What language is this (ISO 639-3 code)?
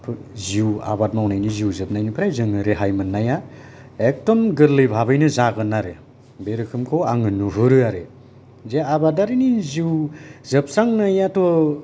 brx